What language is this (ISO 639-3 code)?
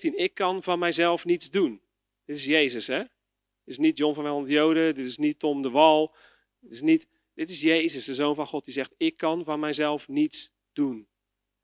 nld